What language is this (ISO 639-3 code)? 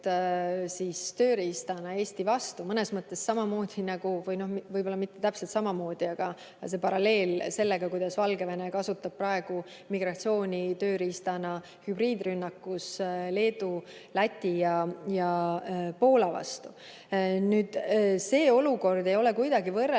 est